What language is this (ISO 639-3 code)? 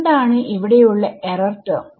mal